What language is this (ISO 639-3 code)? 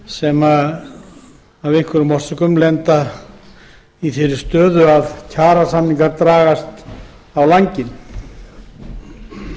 isl